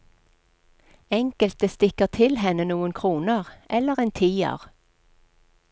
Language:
Norwegian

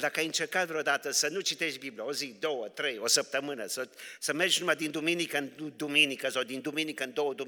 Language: Romanian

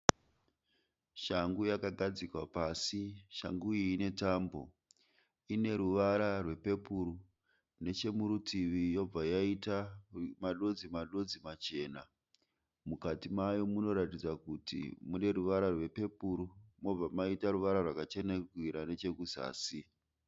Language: Shona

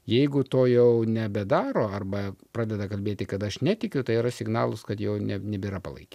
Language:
Lithuanian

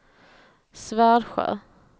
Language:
Swedish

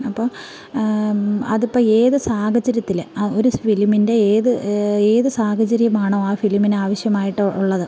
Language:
Malayalam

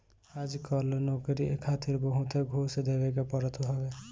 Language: Bhojpuri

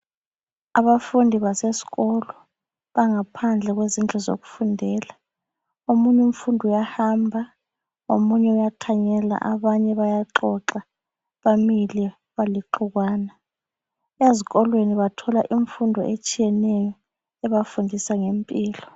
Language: North Ndebele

